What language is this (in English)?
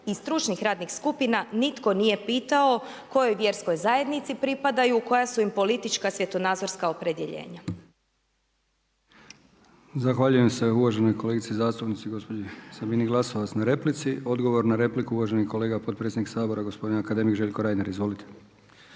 Croatian